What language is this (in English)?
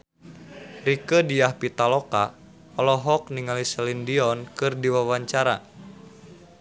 Sundanese